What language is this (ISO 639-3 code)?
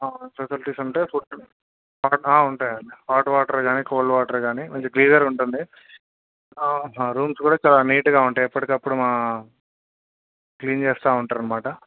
tel